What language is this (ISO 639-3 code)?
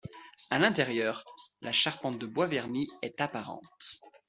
fra